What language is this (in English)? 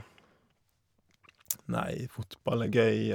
Norwegian